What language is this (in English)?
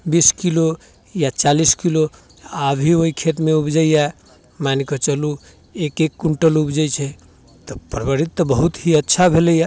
Maithili